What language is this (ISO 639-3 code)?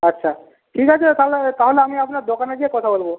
ben